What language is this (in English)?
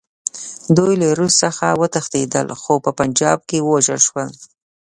Pashto